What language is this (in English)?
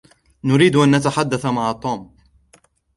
Arabic